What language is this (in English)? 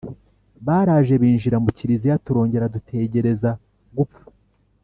Kinyarwanda